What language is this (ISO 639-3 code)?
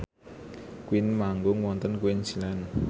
jav